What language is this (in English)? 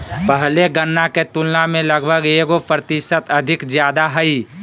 Magahi